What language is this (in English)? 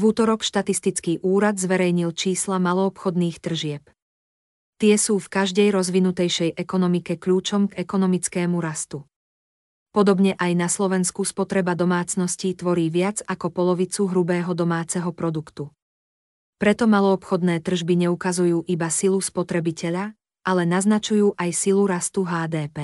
Slovak